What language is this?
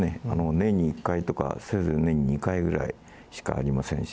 Japanese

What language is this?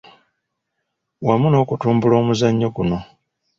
Ganda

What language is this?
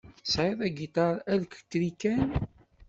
Kabyle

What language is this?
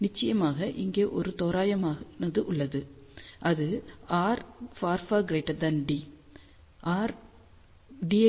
Tamil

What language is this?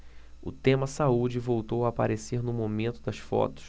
Portuguese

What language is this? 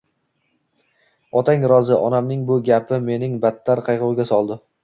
Uzbek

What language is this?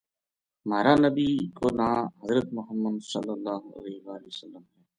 Gujari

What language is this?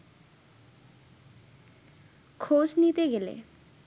Bangla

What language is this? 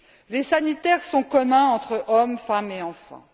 French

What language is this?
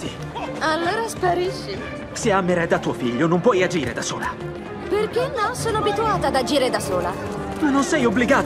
Italian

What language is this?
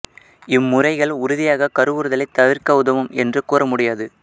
Tamil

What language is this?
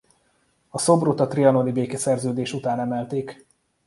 Hungarian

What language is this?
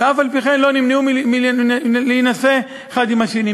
Hebrew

